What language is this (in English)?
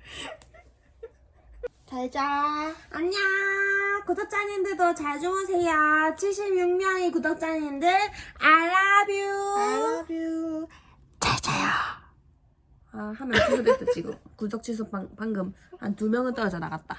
Korean